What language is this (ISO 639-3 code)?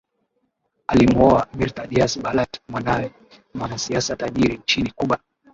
swa